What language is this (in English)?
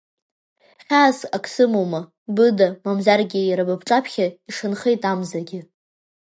Abkhazian